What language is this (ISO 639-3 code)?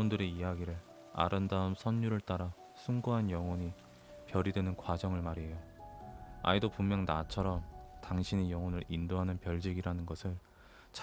kor